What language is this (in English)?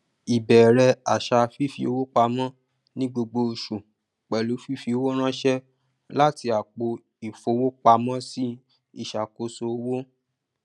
Yoruba